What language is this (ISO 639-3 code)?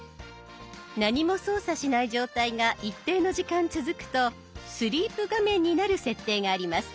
jpn